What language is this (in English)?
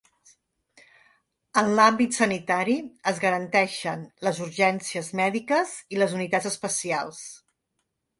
Catalan